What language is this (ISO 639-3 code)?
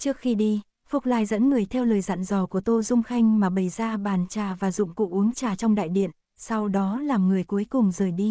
vie